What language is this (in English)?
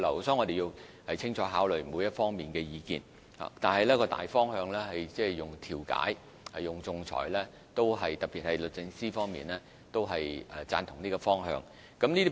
Cantonese